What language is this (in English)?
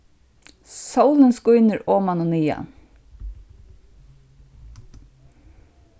Faroese